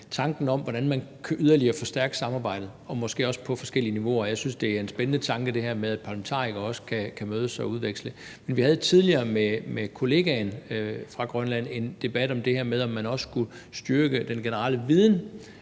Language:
Danish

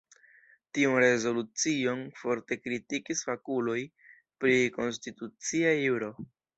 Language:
Esperanto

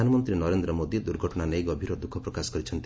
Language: Odia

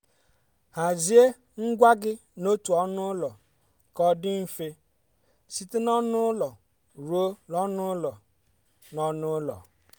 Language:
Igbo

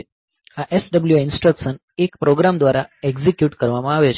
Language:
Gujarati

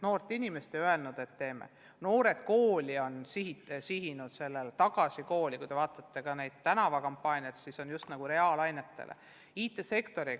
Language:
Estonian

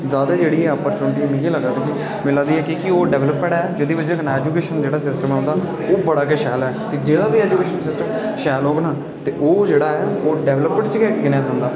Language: Dogri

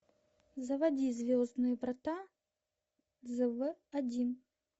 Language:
Russian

